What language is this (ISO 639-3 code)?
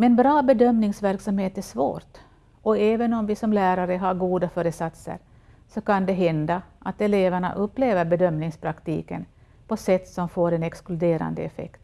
swe